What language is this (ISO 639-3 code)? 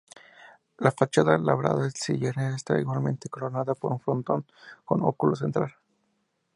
spa